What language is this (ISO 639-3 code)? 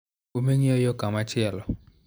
luo